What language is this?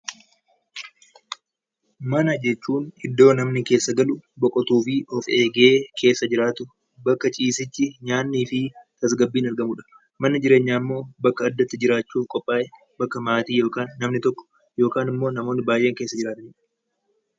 Oromo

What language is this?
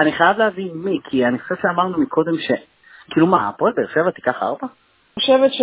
Hebrew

